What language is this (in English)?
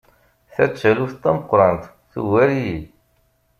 Kabyle